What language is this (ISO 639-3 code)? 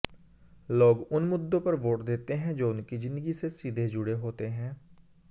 hin